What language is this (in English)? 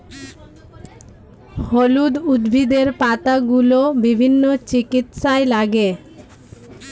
Bangla